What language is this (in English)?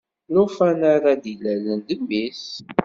Kabyle